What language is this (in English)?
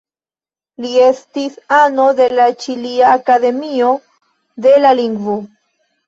Esperanto